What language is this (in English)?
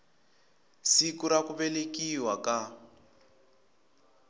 Tsonga